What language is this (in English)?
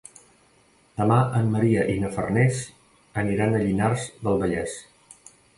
Catalan